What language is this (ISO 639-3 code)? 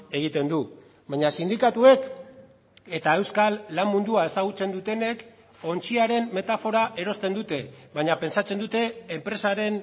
eus